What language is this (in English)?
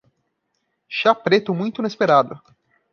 Portuguese